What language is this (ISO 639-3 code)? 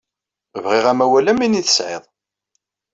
kab